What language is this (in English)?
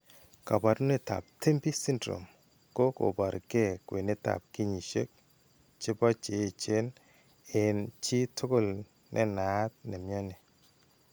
Kalenjin